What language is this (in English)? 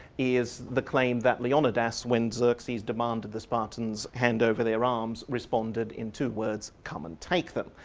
English